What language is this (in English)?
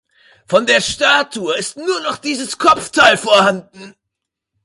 German